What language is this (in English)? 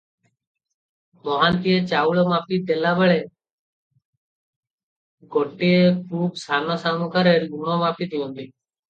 Odia